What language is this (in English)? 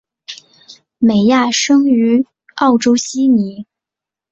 Chinese